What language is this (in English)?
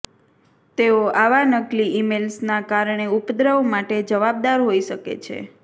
Gujarati